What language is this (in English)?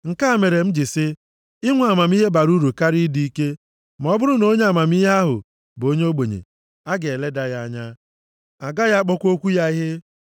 Igbo